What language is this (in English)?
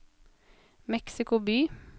Norwegian